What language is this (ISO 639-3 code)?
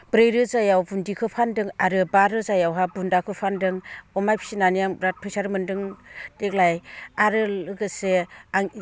brx